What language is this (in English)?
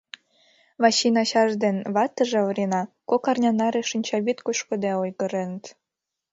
Mari